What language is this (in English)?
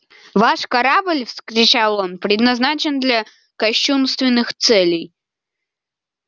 Russian